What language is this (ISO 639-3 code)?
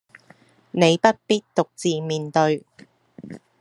yue